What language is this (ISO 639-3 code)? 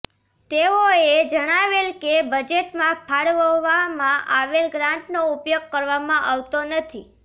guj